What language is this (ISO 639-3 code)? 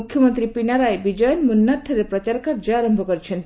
ori